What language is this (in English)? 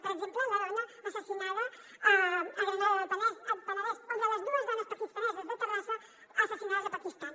Catalan